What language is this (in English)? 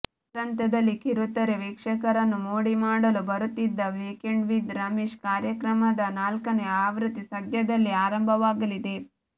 Kannada